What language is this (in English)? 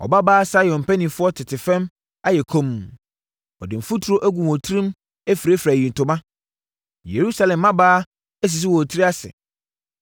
Akan